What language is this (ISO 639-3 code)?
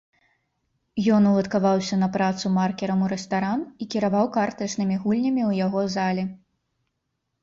bel